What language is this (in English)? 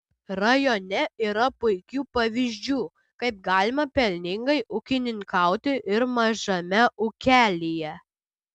Lithuanian